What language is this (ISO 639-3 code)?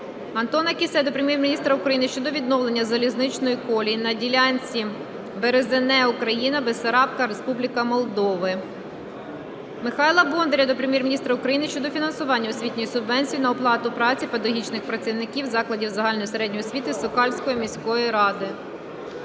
ukr